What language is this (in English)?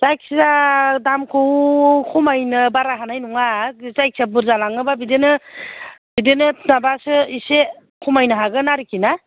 Bodo